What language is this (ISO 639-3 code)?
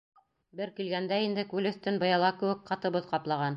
bak